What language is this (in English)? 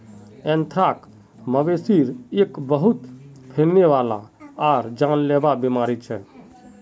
Magahi